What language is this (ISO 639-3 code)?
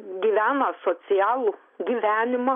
lit